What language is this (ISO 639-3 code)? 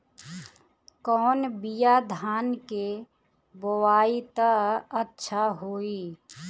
bho